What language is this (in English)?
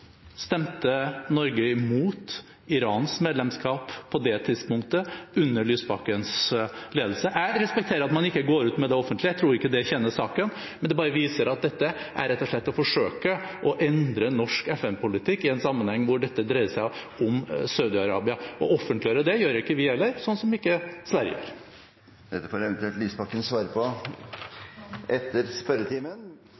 Norwegian